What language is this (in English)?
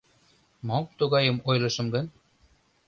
Mari